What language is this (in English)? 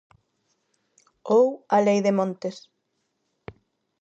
Galician